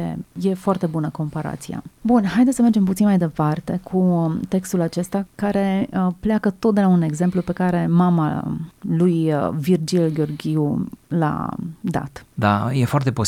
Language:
Romanian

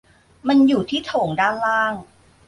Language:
Thai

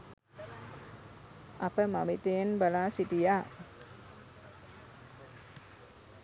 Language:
Sinhala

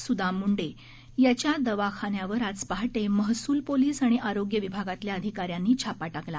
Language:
Marathi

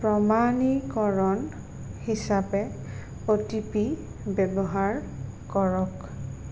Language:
Assamese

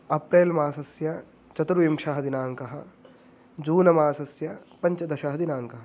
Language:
Sanskrit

